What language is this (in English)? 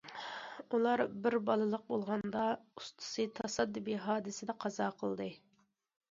Uyghur